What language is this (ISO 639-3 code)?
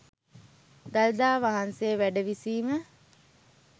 sin